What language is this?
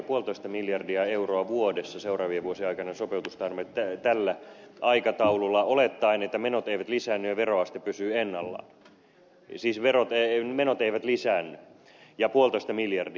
Finnish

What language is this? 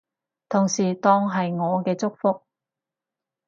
Cantonese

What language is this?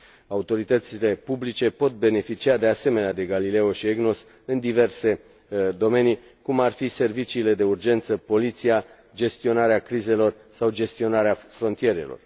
Romanian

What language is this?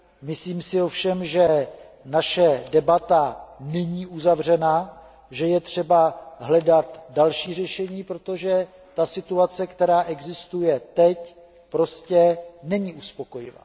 Czech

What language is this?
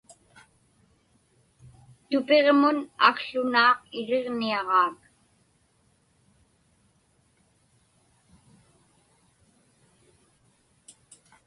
Inupiaq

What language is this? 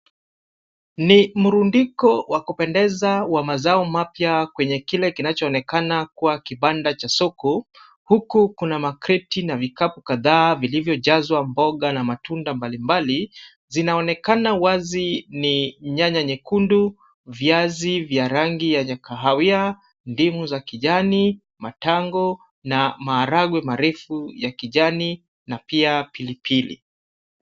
Swahili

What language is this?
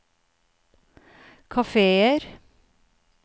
Norwegian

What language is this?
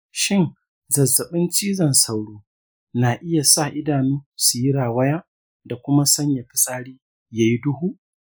Hausa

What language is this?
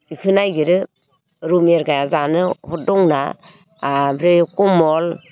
Bodo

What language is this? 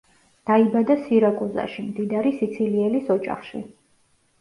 Georgian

